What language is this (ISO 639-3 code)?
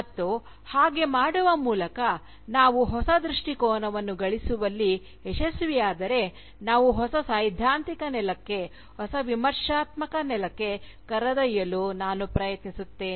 kan